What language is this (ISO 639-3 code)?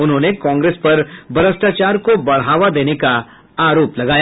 hin